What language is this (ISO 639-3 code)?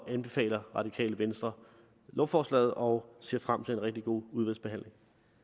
dan